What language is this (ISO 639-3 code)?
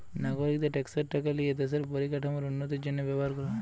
ben